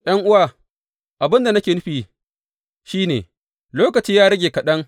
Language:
Hausa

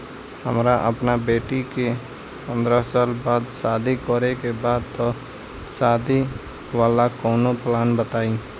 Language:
Bhojpuri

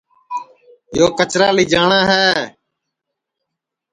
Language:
Sansi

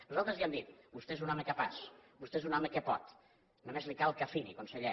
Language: Catalan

